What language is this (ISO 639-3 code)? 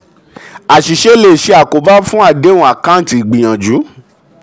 yor